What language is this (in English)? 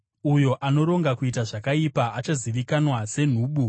Shona